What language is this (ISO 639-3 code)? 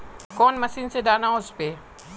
mag